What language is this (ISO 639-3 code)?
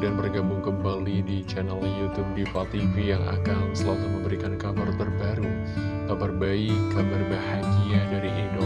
ind